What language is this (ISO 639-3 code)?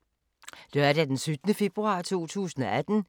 dan